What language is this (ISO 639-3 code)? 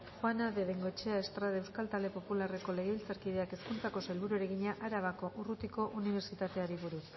eus